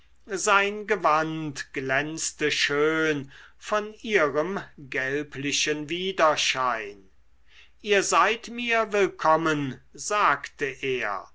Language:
German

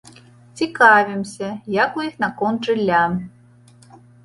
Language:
Belarusian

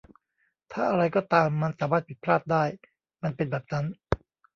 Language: Thai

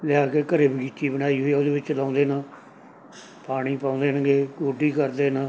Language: Punjabi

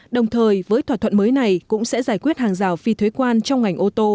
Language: Vietnamese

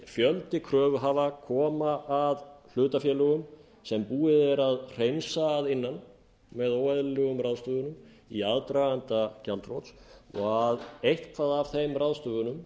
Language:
Icelandic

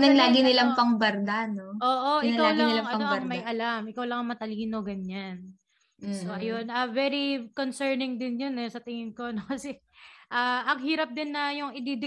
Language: Filipino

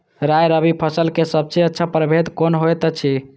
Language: Maithili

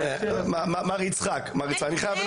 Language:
Hebrew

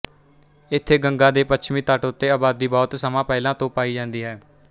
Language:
Punjabi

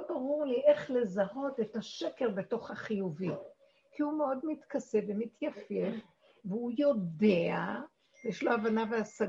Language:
Hebrew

